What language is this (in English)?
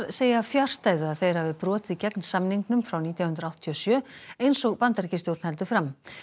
Icelandic